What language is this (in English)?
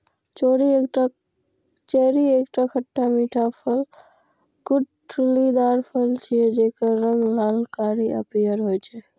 Maithili